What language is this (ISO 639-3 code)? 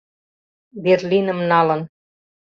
chm